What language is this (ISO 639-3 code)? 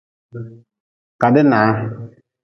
nmz